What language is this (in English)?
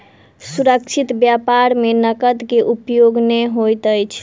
Maithili